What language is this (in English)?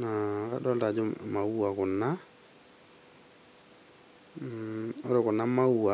Masai